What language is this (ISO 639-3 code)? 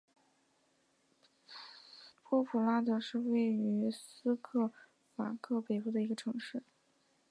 zho